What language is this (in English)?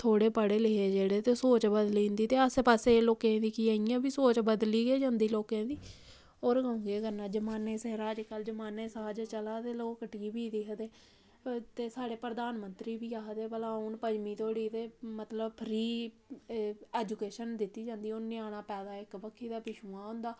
Dogri